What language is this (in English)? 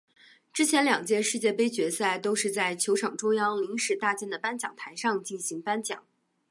Chinese